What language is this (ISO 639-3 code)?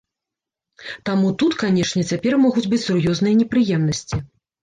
bel